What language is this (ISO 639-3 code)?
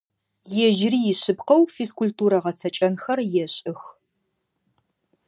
ady